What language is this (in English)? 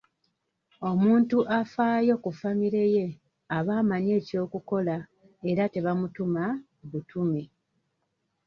Ganda